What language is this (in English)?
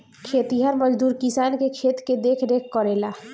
Bhojpuri